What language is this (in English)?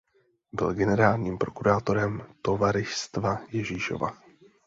Czech